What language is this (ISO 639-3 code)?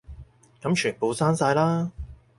yue